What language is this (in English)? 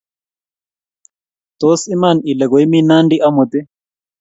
Kalenjin